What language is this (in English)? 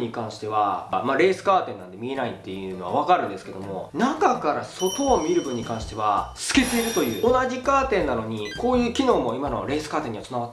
Japanese